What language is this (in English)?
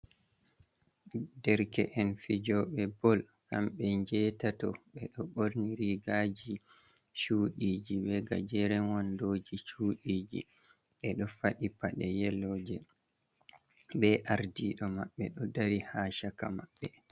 Fula